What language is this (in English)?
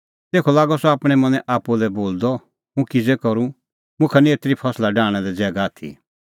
Kullu Pahari